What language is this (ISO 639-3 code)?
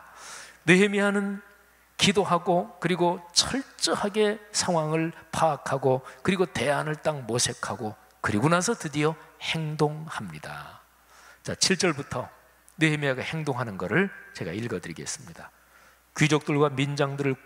kor